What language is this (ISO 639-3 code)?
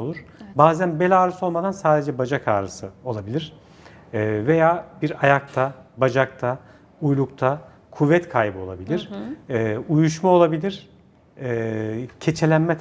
tur